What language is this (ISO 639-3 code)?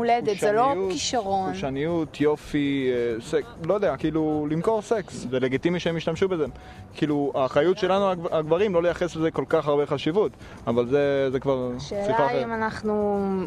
heb